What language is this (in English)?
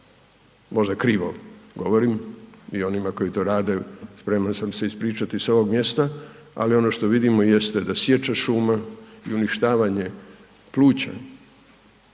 Croatian